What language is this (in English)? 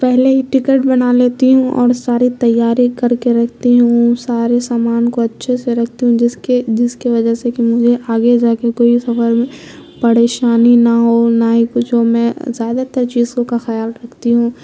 Urdu